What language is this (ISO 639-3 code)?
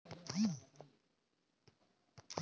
ben